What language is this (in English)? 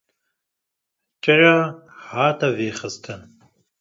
Kurdish